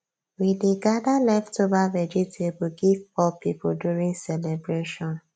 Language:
Nigerian Pidgin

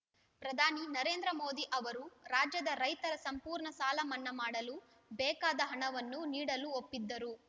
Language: Kannada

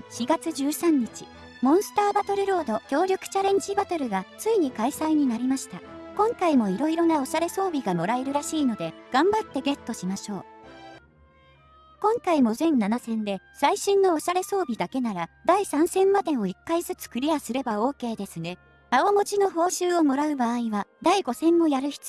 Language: Japanese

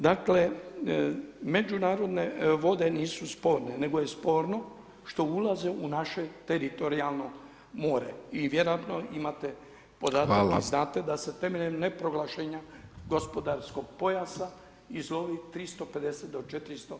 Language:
Croatian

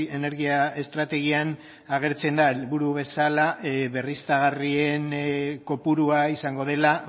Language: Basque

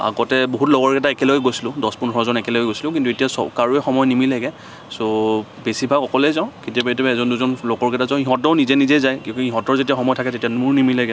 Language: Assamese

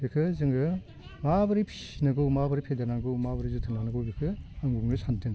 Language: Bodo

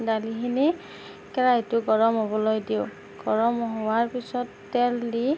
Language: Assamese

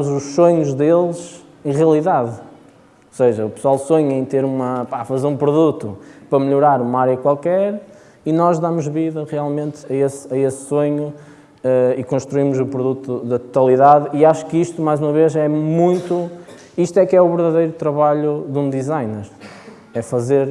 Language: Portuguese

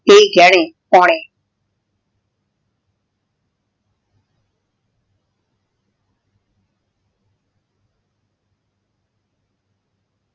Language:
Punjabi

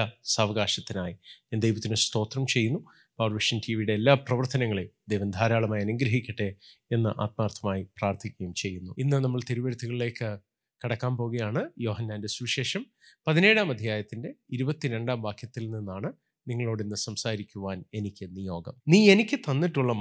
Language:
Malayalam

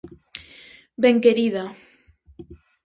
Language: Galician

